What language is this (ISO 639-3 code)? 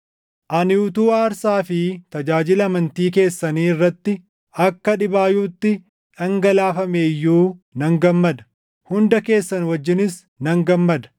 orm